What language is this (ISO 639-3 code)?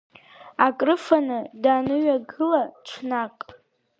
abk